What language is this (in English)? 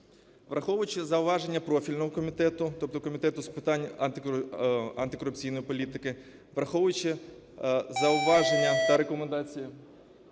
Ukrainian